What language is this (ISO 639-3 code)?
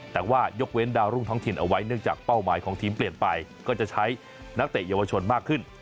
tha